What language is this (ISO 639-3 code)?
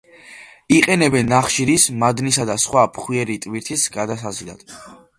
kat